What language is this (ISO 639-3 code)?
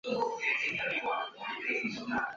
zho